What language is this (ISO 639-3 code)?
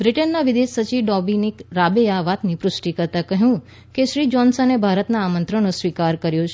guj